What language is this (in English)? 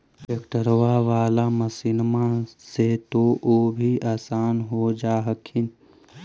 Magahi